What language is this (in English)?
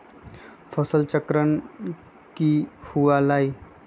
Magahi